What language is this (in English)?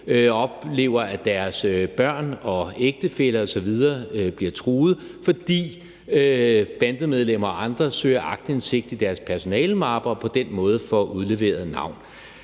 Danish